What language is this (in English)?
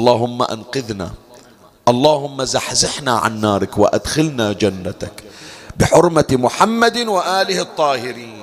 Arabic